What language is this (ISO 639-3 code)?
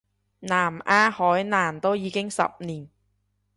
yue